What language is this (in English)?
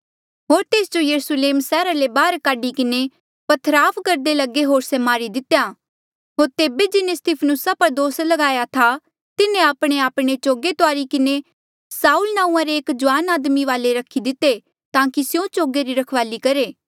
Mandeali